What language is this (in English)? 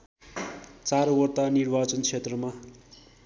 Nepali